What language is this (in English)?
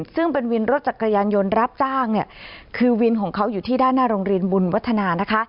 Thai